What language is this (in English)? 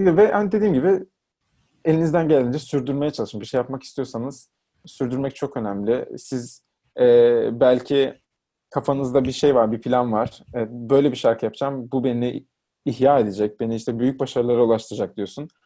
Turkish